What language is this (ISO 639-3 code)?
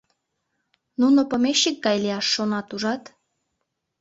chm